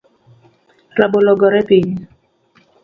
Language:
Luo (Kenya and Tanzania)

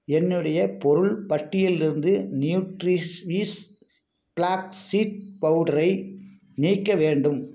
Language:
Tamil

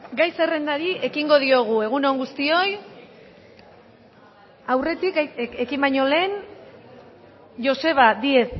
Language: Basque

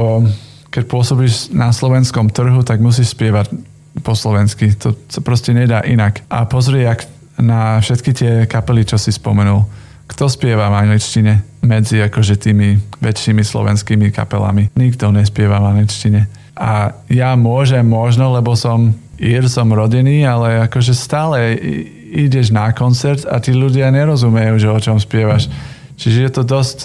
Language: Slovak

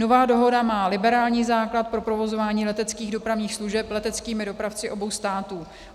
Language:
Czech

